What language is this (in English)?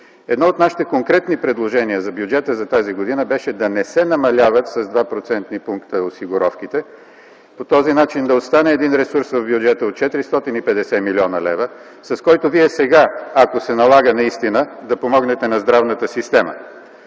Bulgarian